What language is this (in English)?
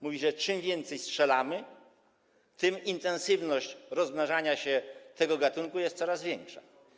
Polish